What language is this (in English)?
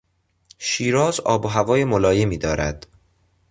Persian